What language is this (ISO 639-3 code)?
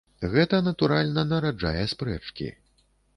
bel